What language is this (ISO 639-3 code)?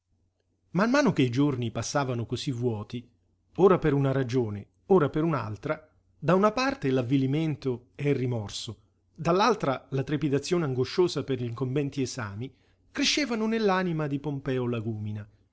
ita